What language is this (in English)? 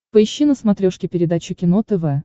Russian